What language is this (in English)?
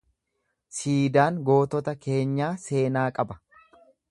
Oromo